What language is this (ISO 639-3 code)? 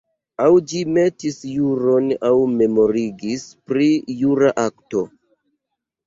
epo